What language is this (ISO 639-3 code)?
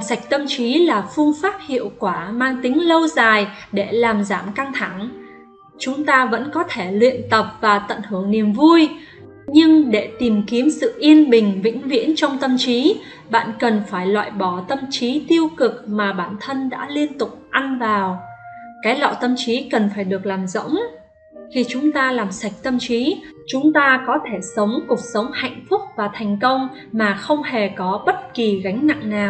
vie